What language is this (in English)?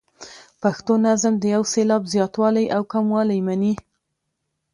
Pashto